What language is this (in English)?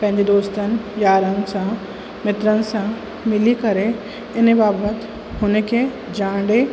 Sindhi